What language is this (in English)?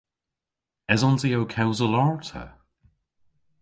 Cornish